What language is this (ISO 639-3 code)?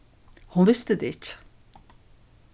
fao